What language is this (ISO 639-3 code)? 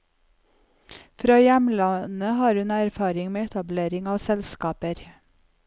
nor